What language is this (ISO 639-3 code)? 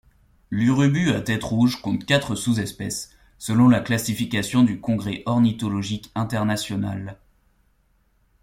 fra